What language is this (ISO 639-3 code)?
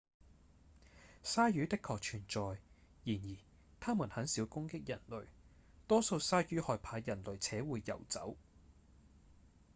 yue